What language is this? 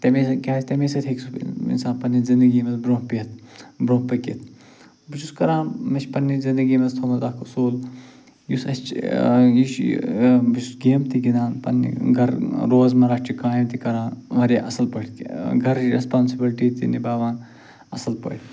Kashmiri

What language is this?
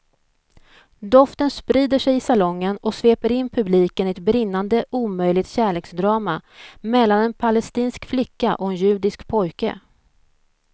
Swedish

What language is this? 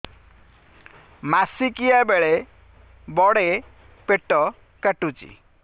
Odia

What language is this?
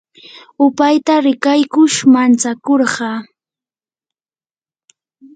Yanahuanca Pasco Quechua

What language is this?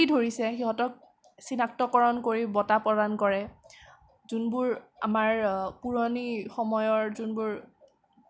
Assamese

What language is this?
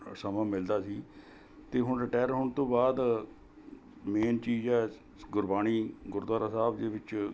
Punjabi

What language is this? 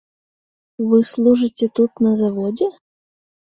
Belarusian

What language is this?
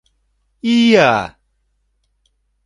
Mari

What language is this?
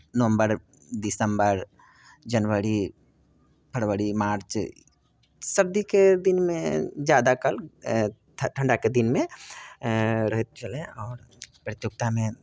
Maithili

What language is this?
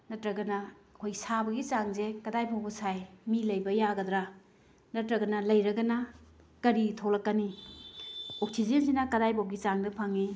Manipuri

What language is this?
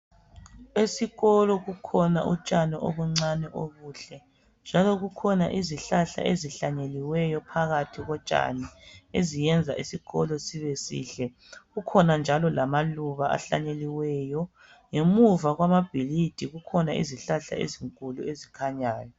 North Ndebele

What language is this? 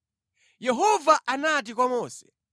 Nyanja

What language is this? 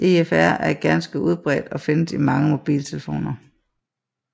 Danish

